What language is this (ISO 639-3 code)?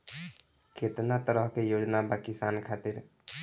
bho